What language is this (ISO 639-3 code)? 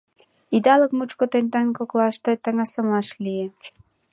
chm